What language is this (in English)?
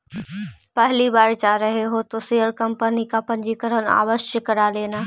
Magahi